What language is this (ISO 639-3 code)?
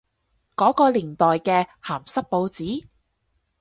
yue